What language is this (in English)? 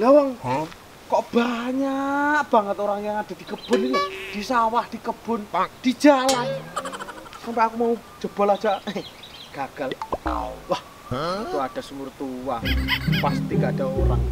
Indonesian